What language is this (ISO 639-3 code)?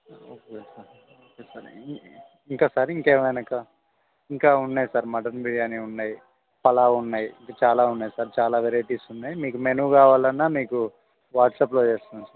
tel